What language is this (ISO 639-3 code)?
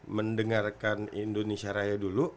ind